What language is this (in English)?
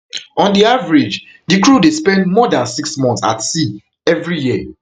Nigerian Pidgin